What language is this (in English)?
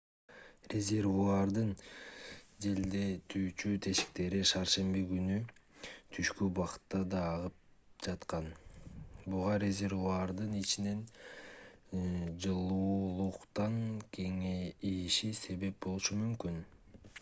Kyrgyz